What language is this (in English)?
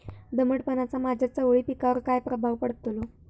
Marathi